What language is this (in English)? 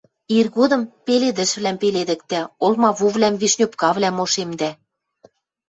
Western Mari